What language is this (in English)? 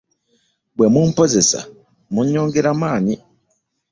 Ganda